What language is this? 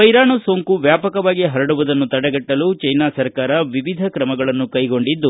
Kannada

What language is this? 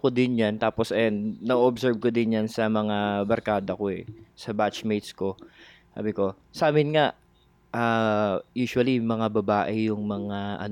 Filipino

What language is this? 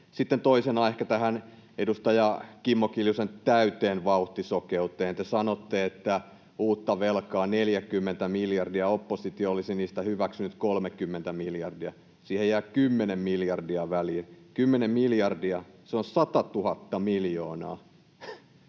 Finnish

